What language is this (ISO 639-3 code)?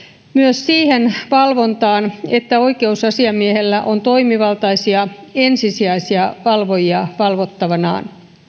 fin